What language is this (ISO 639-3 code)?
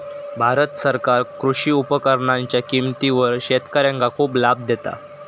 mar